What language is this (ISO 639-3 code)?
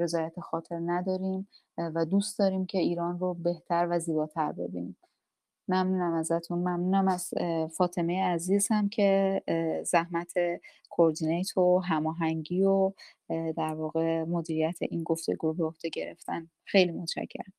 fas